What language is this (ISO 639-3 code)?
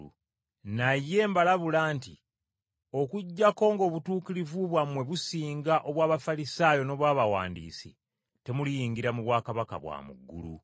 lug